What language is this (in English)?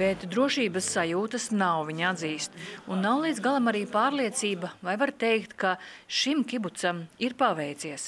Latvian